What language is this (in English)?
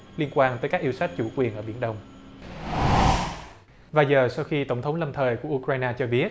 Vietnamese